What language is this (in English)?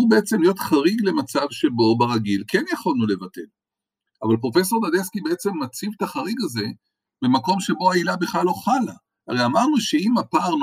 Hebrew